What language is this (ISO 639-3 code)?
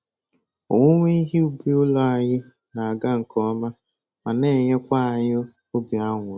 ibo